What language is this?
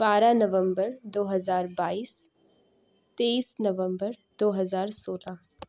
Urdu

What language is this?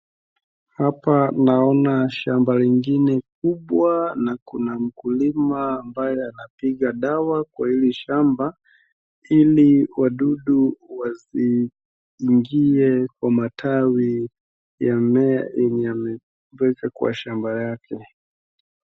Swahili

